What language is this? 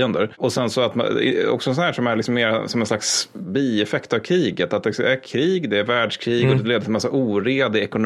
Swedish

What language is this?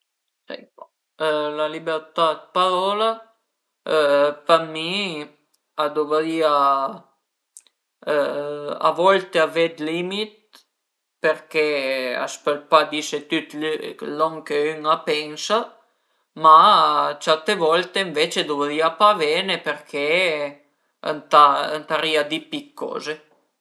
Piedmontese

